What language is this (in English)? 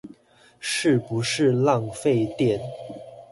Chinese